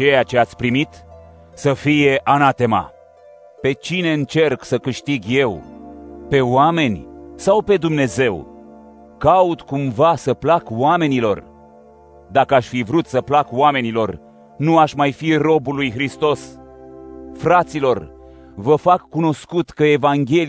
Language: Romanian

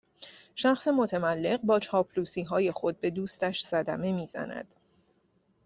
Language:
Persian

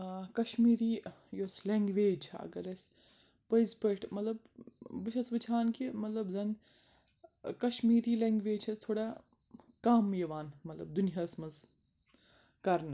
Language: Kashmiri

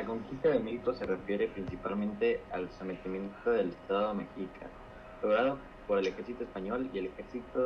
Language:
Spanish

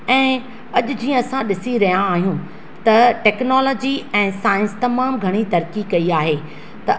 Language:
Sindhi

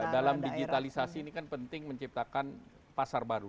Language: Indonesian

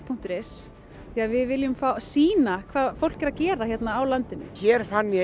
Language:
Icelandic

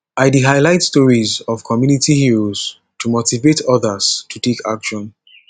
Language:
Nigerian Pidgin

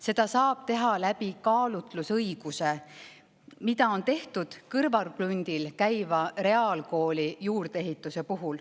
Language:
Estonian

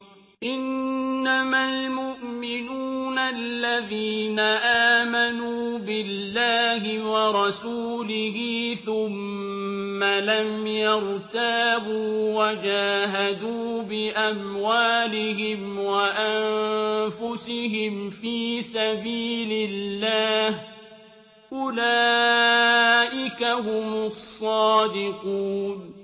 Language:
Arabic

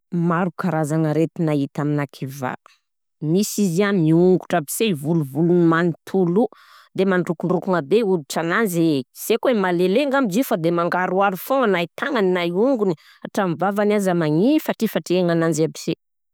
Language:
Southern Betsimisaraka Malagasy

